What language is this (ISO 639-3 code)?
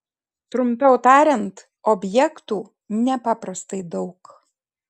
lit